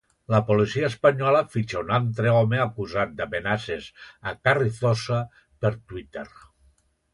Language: Catalan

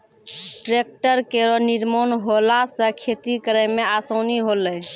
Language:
Maithili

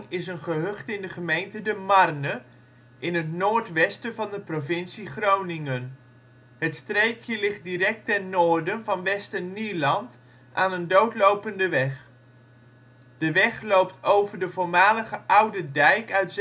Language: Dutch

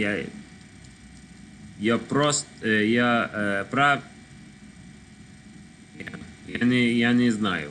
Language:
Russian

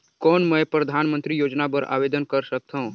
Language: Chhattisgarhi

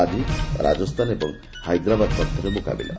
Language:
Odia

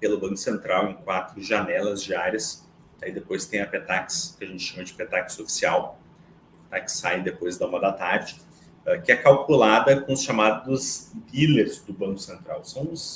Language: Portuguese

